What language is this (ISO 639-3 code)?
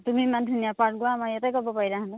asm